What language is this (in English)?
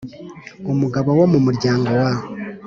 Kinyarwanda